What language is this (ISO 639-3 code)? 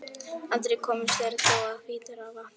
isl